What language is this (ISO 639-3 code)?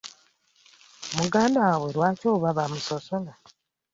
lug